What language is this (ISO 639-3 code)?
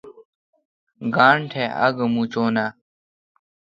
xka